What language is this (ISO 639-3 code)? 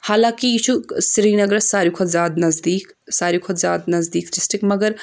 kas